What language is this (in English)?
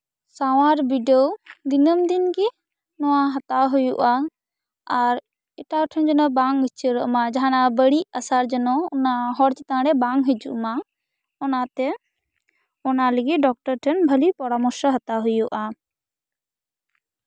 Santali